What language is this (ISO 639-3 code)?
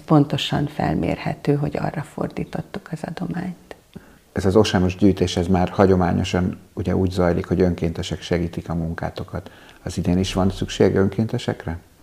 hun